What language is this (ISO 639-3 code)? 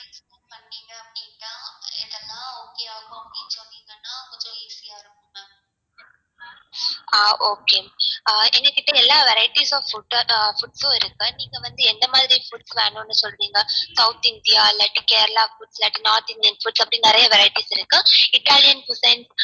tam